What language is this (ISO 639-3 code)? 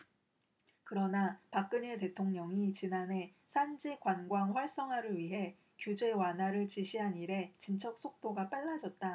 kor